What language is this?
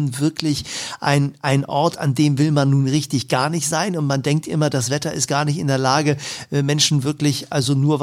German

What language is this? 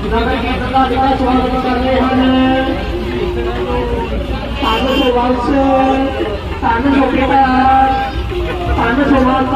Punjabi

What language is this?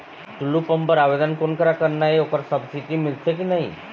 Chhattisgarhi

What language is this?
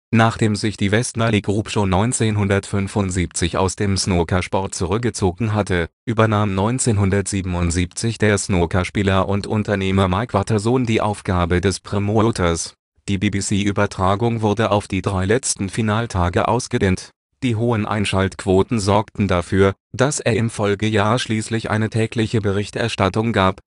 German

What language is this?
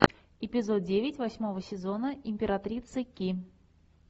Russian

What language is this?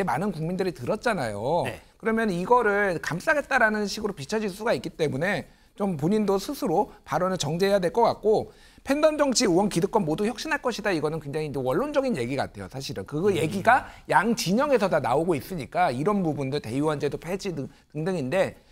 Korean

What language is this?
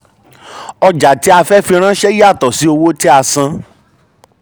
Yoruba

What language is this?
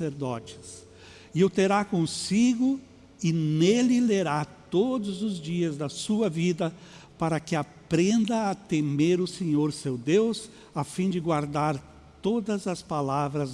Portuguese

